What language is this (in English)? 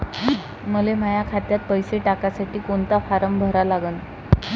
Marathi